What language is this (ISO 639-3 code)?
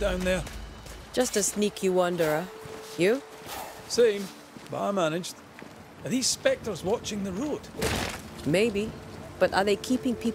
eng